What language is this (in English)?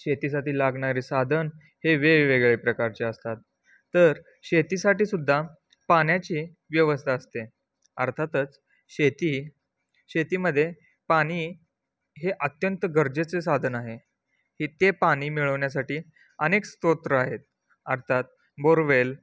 Marathi